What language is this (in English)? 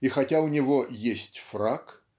Russian